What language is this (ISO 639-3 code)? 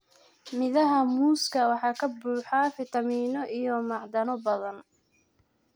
som